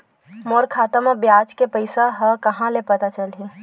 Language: Chhattisgarhi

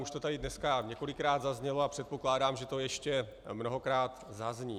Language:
Czech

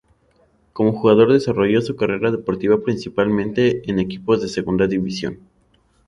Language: Spanish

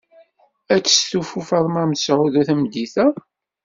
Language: Kabyle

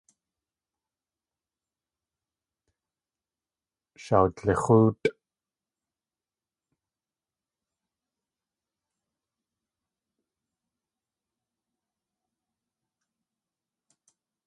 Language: Tlingit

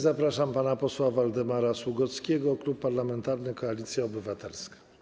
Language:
Polish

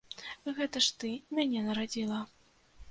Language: Belarusian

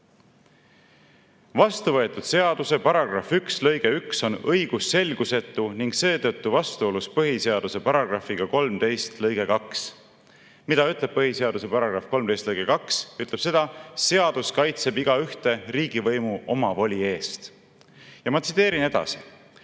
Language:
Estonian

